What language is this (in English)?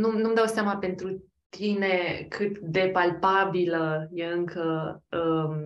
Romanian